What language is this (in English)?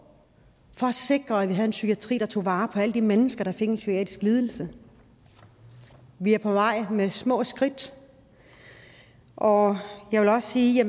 Danish